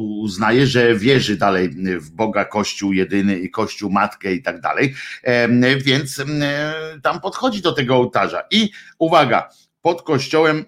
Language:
Polish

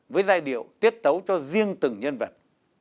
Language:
Vietnamese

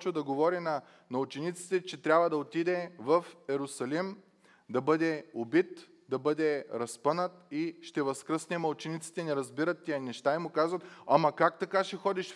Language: Bulgarian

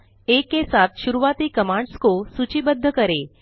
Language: Hindi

